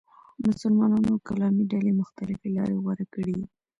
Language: Pashto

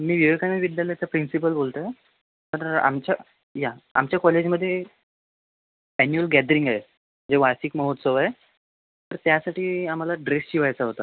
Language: Marathi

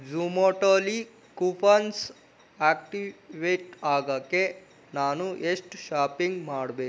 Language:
Kannada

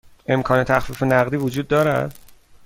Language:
Persian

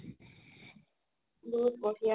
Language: Assamese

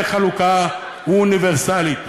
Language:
Hebrew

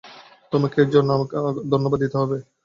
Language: Bangla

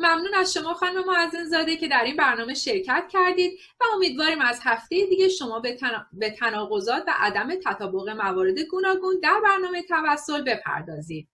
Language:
Persian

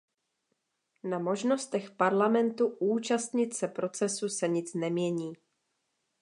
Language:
Czech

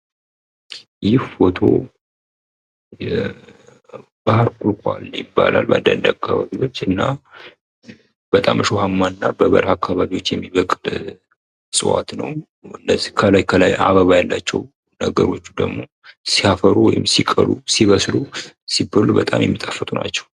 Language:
Amharic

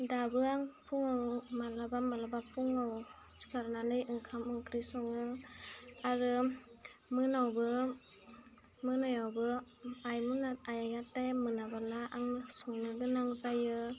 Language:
Bodo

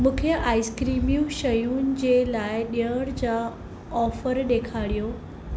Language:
Sindhi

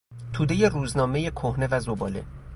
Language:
Persian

